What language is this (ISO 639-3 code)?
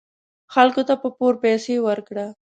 pus